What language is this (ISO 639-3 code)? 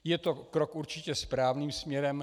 ces